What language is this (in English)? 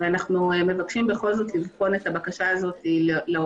Hebrew